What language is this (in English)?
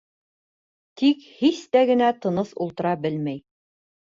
Bashkir